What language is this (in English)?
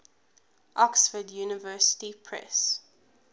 English